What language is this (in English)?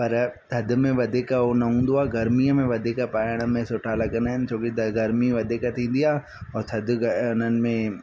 Sindhi